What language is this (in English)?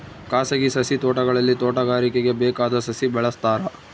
Kannada